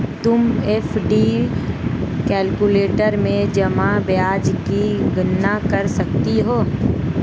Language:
Hindi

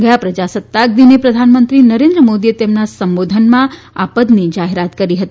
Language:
Gujarati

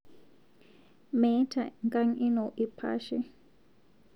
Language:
Masai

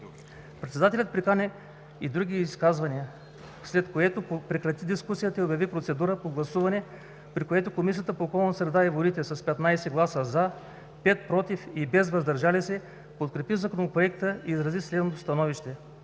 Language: Bulgarian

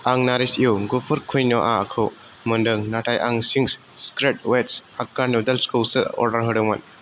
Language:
Bodo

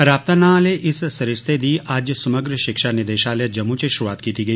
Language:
Dogri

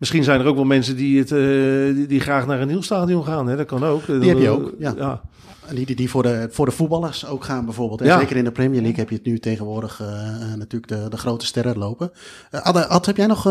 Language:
Dutch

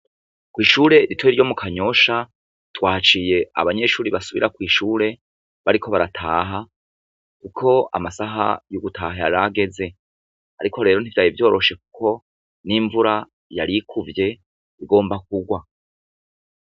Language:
Rundi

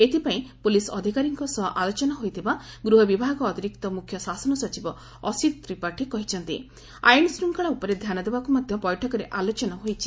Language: Odia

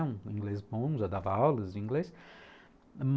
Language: Portuguese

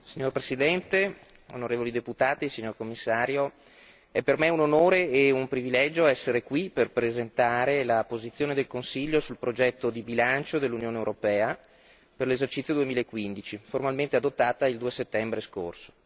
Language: Italian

